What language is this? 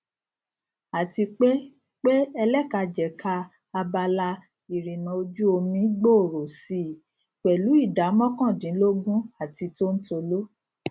Yoruba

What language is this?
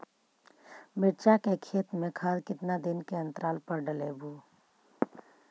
Magahi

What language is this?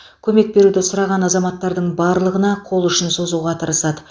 Kazakh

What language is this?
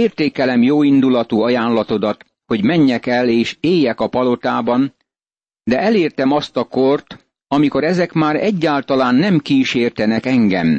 Hungarian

